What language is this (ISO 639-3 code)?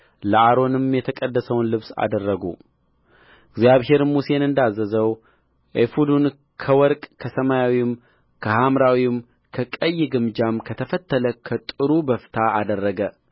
amh